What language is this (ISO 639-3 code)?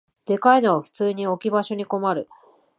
jpn